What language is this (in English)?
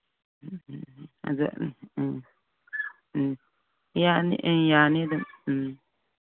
Manipuri